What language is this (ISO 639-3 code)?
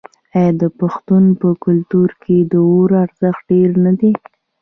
pus